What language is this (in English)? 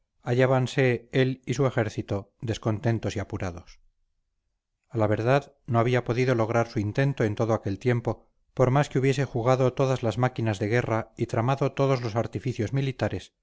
Spanish